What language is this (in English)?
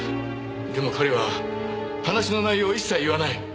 Japanese